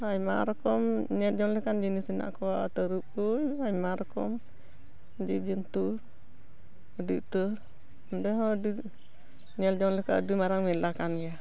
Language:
Santali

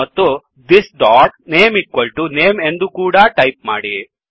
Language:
Kannada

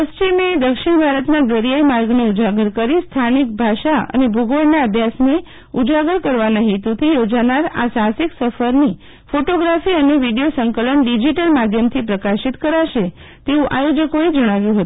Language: Gujarati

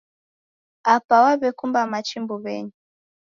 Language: Taita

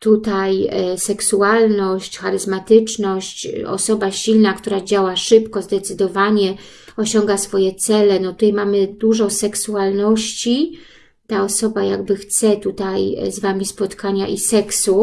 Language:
Polish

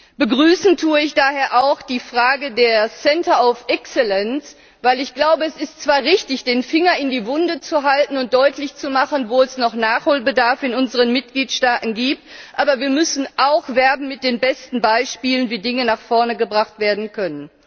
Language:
German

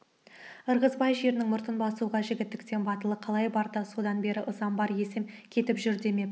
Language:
Kazakh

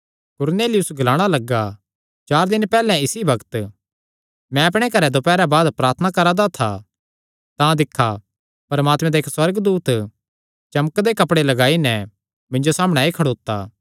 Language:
Kangri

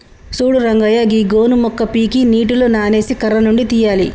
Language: Telugu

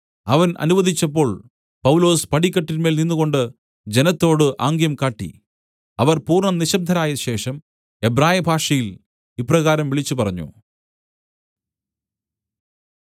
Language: Malayalam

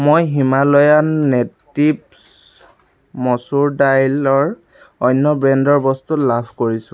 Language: Assamese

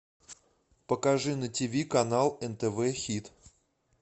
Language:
Russian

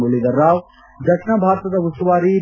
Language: Kannada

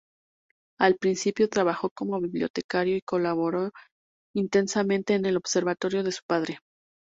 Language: Spanish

